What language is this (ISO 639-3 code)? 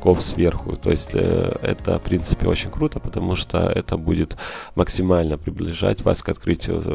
rus